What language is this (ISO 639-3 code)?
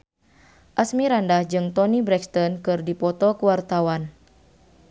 sun